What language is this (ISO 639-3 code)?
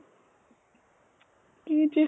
asm